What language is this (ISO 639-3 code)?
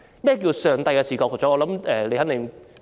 yue